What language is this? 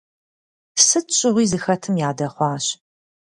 Kabardian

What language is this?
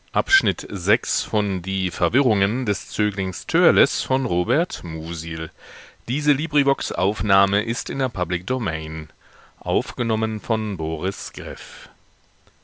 German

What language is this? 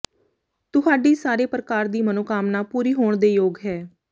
Punjabi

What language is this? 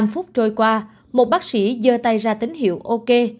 Vietnamese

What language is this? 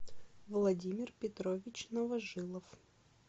Russian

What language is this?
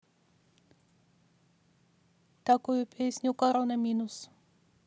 Russian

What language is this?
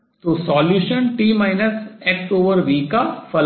Hindi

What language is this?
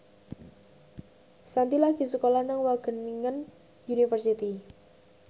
Javanese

